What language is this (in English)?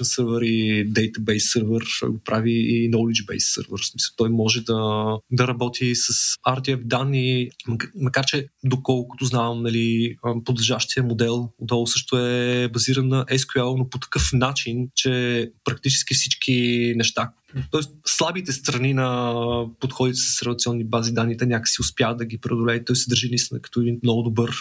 Bulgarian